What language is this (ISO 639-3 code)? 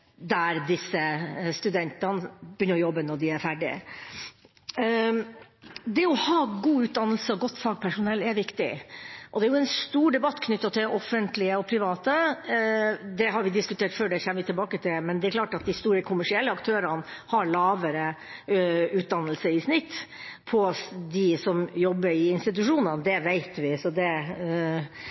nob